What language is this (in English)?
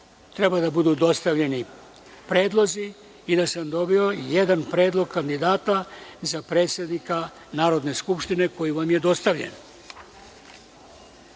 Serbian